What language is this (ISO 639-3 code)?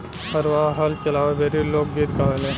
bho